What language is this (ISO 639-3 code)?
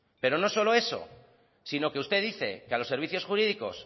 spa